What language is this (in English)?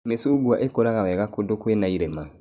Kikuyu